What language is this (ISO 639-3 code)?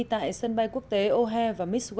vie